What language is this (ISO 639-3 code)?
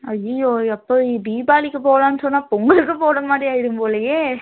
tam